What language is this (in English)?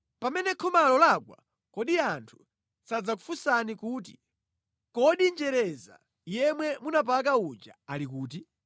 Nyanja